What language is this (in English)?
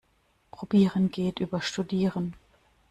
German